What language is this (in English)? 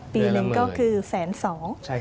Thai